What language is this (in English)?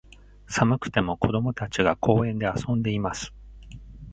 Japanese